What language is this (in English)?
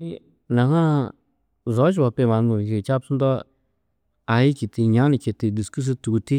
Tedaga